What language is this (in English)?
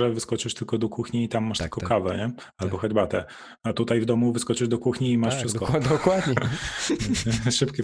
Polish